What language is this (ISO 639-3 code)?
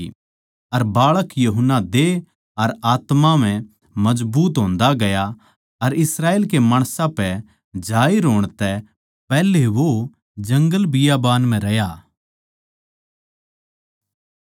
bgc